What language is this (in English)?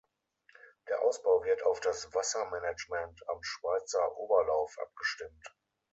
German